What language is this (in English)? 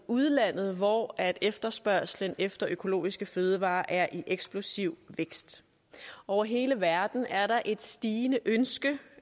Danish